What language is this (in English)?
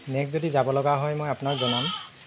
Assamese